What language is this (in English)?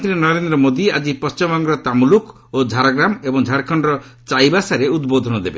Odia